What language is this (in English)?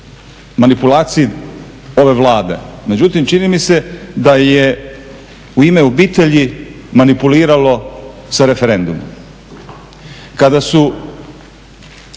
Croatian